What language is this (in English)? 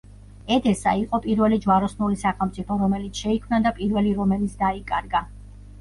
Georgian